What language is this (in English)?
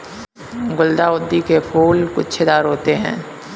Hindi